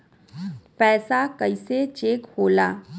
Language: Bhojpuri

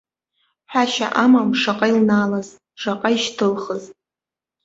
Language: Abkhazian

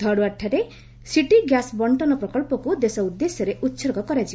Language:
Odia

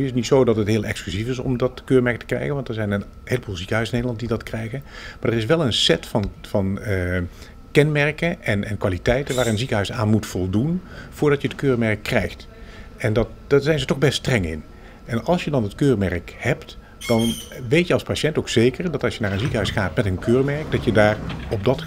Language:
Dutch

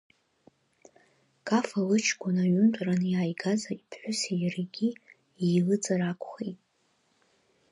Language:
Abkhazian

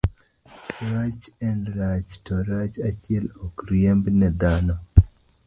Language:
Luo (Kenya and Tanzania)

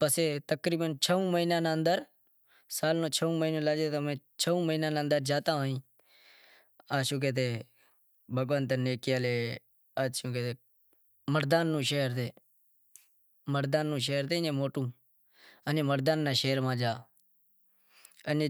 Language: Wadiyara Koli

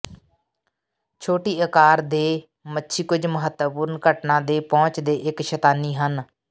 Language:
Punjabi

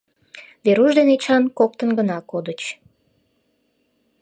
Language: Mari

